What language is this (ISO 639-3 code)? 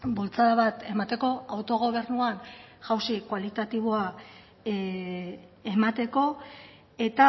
eus